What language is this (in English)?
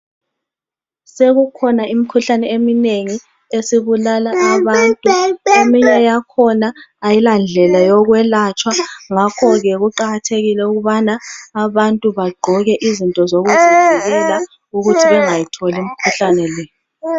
North Ndebele